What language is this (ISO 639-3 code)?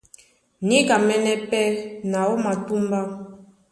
dua